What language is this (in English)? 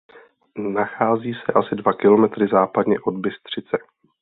Czech